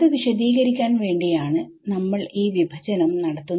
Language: Malayalam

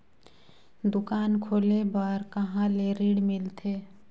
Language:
Chhattisgarhi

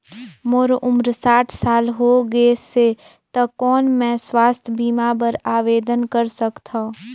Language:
Chhattisgarhi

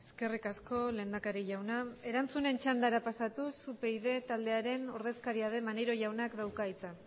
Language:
Basque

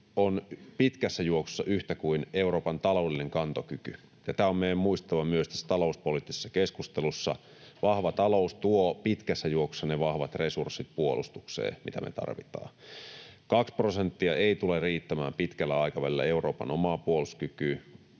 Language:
Finnish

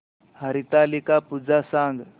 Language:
Marathi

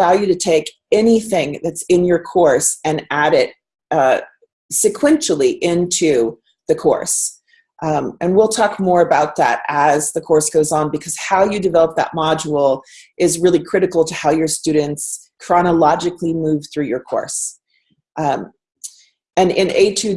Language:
English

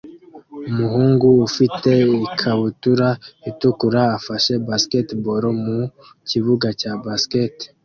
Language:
Kinyarwanda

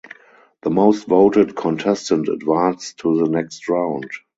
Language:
English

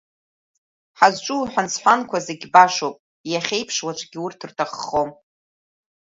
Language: Abkhazian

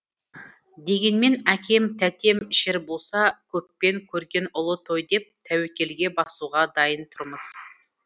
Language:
Kazakh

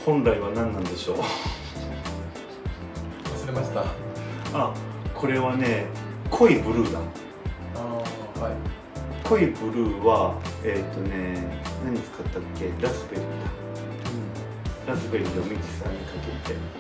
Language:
Japanese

